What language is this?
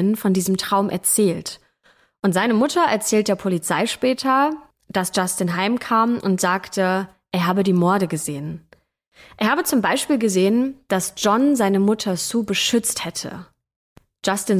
German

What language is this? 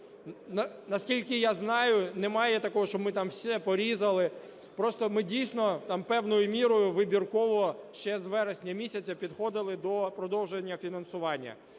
Ukrainian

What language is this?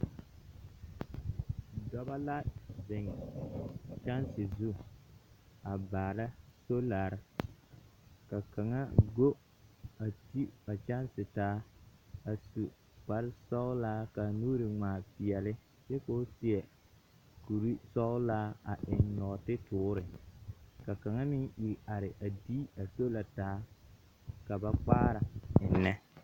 Southern Dagaare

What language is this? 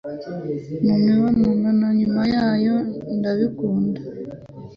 Kinyarwanda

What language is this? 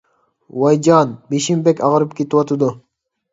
Uyghur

